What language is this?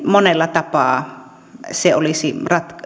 Finnish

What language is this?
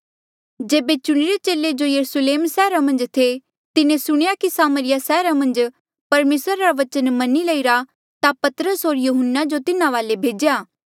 Mandeali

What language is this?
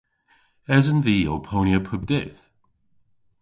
Cornish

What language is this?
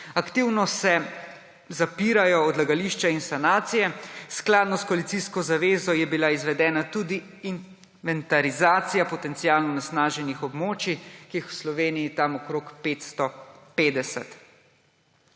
Slovenian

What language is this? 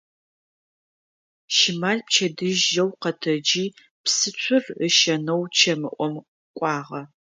Adyghe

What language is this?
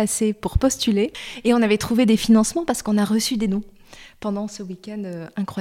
French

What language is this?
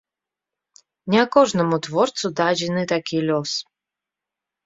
Belarusian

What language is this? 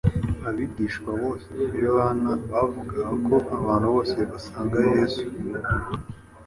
Kinyarwanda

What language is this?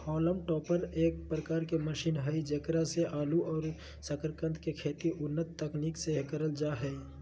Magahi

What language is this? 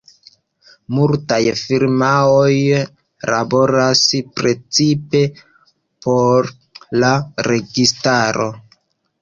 Esperanto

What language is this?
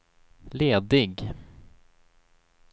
Swedish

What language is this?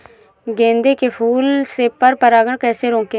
Hindi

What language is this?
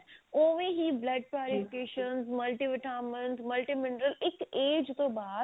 Punjabi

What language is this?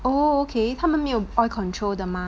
English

